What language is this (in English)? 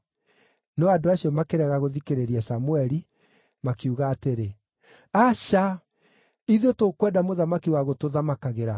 Kikuyu